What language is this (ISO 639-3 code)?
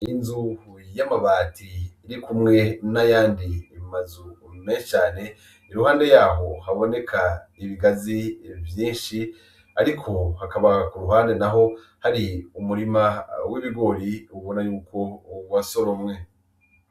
run